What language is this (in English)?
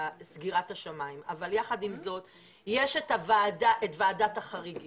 Hebrew